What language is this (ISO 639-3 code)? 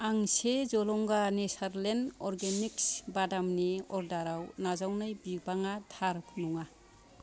brx